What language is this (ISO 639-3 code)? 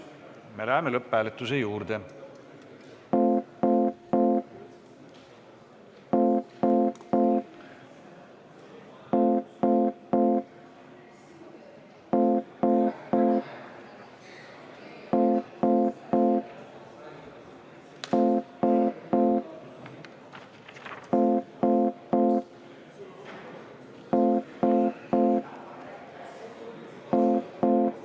est